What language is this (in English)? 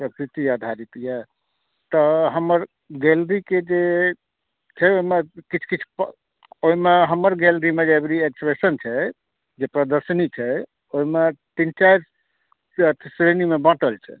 Maithili